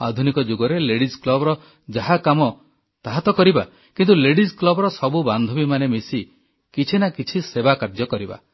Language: Odia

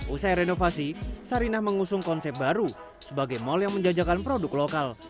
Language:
Indonesian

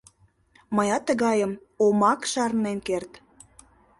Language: Mari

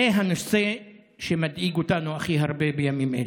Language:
Hebrew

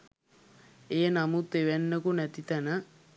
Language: Sinhala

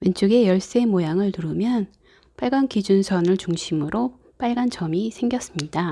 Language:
Korean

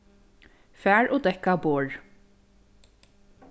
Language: Faroese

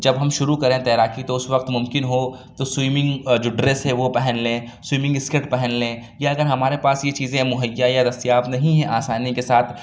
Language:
Urdu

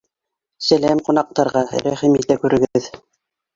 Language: Bashkir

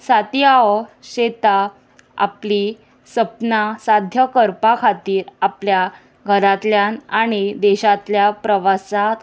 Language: Konkani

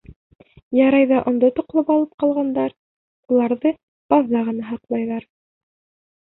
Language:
Bashkir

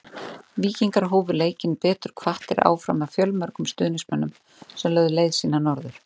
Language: Icelandic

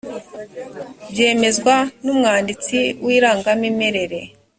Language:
Kinyarwanda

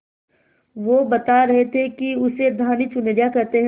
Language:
Hindi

